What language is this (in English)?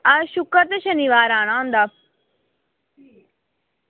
Dogri